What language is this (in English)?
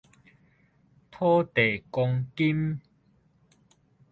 Min Nan Chinese